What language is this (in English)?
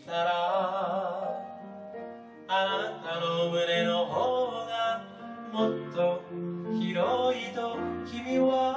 Japanese